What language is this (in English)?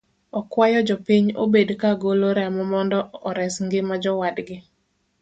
Luo (Kenya and Tanzania)